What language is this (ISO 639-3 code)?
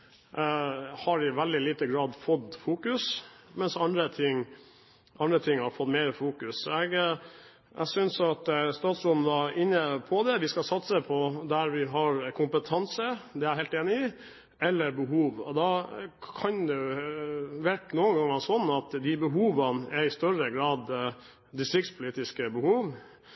nob